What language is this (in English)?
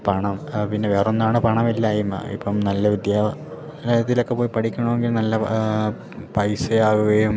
Malayalam